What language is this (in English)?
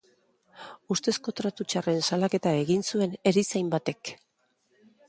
Basque